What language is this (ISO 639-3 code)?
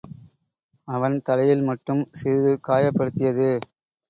tam